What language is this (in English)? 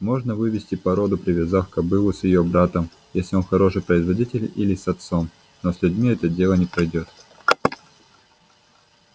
Russian